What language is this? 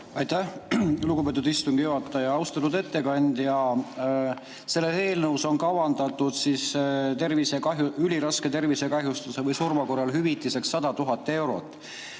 Estonian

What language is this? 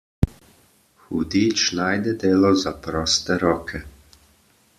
Slovenian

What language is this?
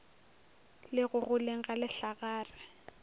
Northern Sotho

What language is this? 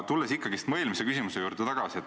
Estonian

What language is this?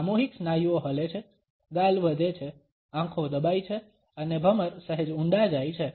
Gujarati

